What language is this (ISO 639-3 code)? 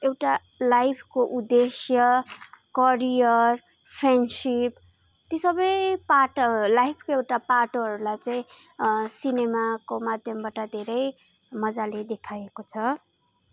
nep